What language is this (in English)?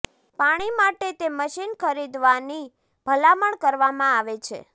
Gujarati